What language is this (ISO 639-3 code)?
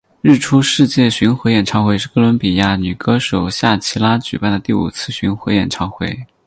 zho